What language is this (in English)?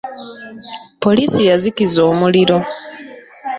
Ganda